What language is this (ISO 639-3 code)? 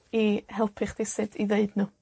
cym